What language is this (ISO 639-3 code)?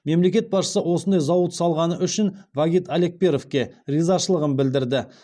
kaz